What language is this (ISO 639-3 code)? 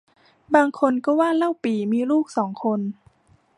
tha